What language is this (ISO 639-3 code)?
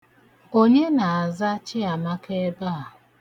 ibo